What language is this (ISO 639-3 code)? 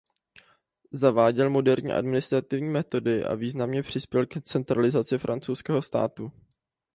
ces